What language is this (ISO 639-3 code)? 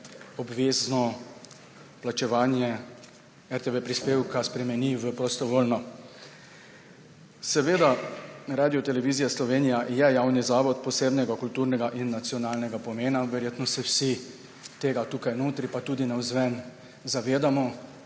slv